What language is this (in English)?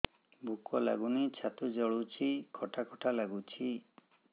Odia